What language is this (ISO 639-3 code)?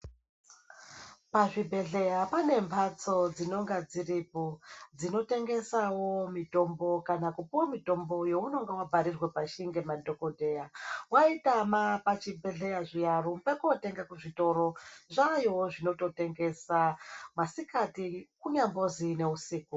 ndc